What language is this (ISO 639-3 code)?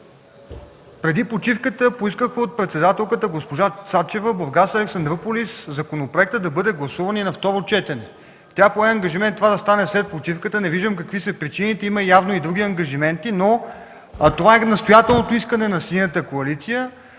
bul